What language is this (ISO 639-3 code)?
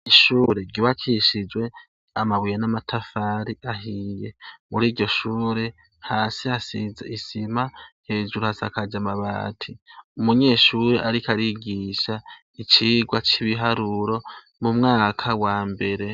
run